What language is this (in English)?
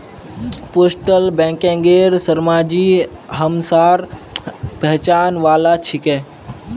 Magahi